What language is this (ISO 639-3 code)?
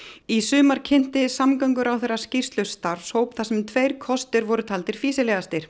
isl